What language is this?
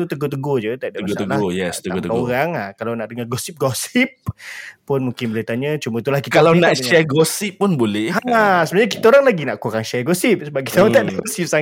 Malay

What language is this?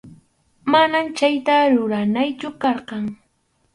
Arequipa-La Unión Quechua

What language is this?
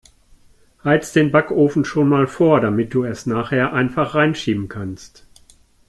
German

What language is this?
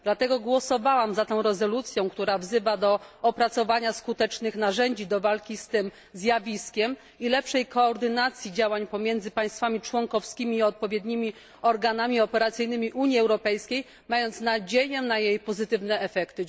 Polish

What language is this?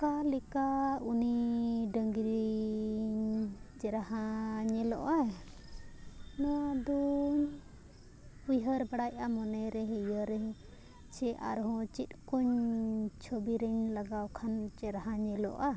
Santali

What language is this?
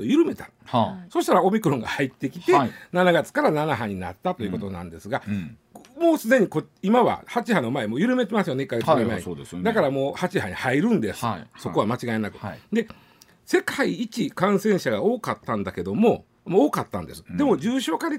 Japanese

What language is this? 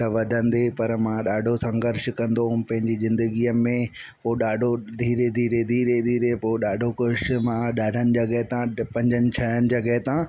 Sindhi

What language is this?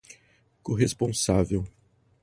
Portuguese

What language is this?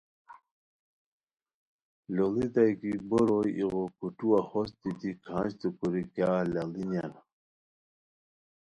Khowar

